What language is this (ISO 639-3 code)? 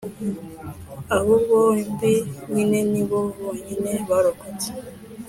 kin